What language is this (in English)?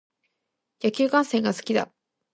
Japanese